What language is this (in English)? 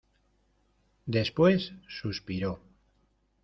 Spanish